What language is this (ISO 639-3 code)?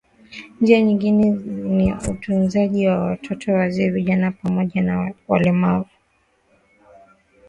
swa